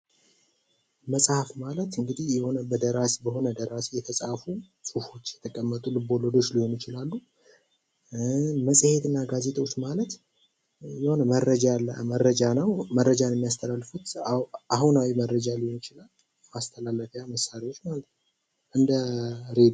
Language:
Amharic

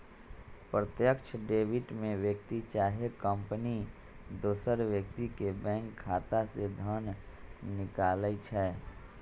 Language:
Magahi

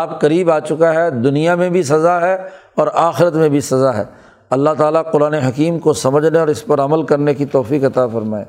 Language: Urdu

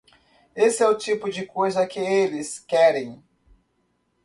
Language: Portuguese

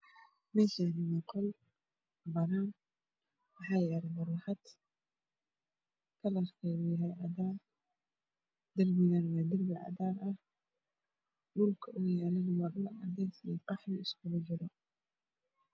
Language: Somali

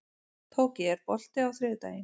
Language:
Icelandic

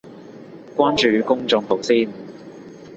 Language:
Cantonese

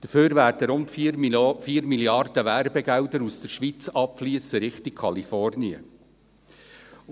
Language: Swiss German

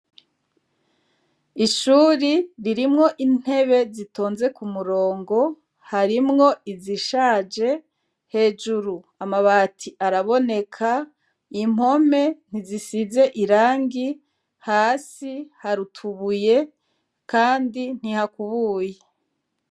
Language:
Rundi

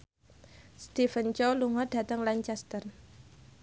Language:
Javanese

